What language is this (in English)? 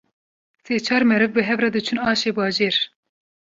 Kurdish